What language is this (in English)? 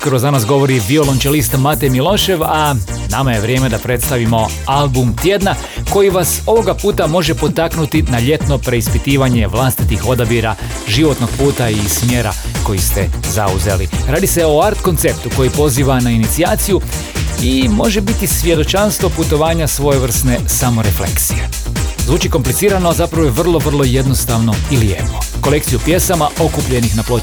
Croatian